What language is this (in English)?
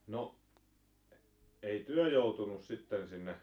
Finnish